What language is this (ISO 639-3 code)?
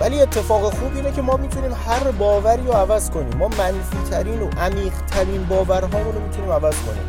fas